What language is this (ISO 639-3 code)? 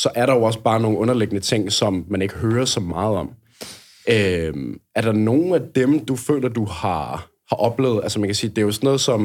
dan